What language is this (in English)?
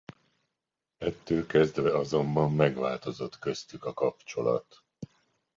Hungarian